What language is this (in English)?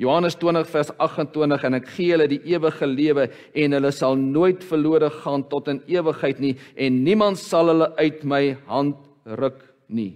Dutch